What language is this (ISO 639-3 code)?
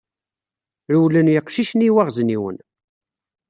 kab